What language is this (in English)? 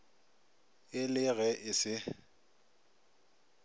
Northern Sotho